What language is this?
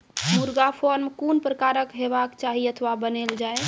Maithili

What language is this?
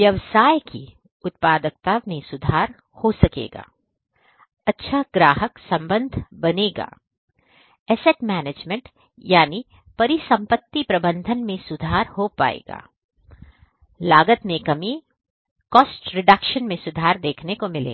Hindi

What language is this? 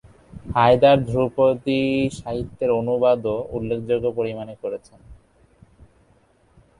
Bangla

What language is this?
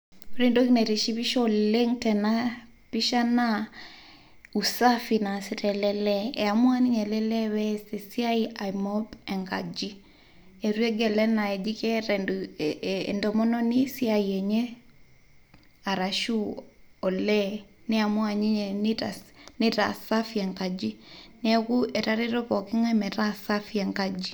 Masai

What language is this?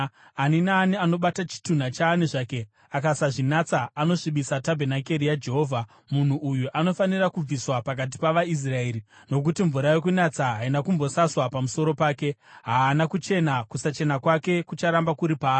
Shona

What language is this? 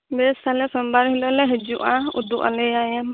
Santali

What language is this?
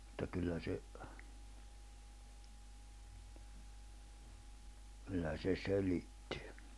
Finnish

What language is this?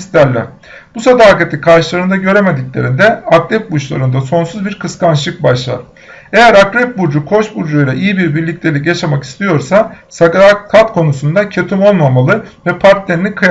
Turkish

